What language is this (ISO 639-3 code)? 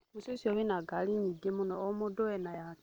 kik